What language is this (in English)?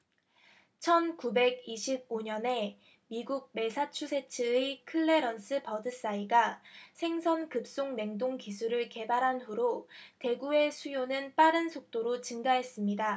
Korean